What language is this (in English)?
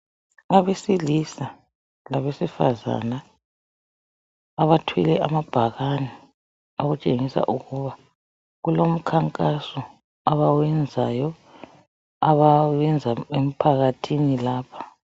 North Ndebele